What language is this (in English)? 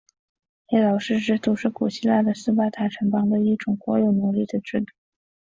Chinese